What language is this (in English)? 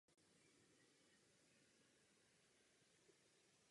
Czech